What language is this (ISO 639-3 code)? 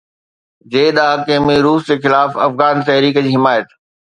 snd